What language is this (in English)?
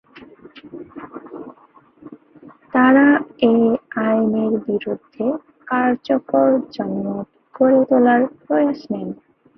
Bangla